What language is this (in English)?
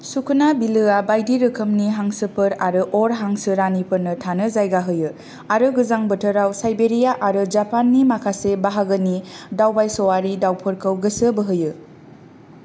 Bodo